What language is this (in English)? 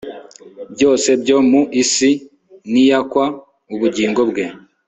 Kinyarwanda